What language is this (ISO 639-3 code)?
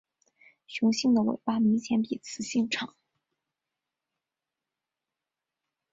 zho